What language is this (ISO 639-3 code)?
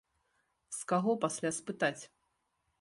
bel